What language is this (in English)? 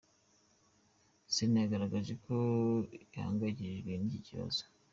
Kinyarwanda